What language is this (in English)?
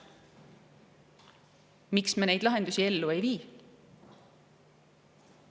Estonian